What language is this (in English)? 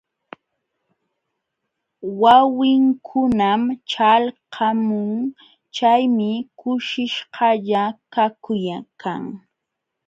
Jauja Wanca Quechua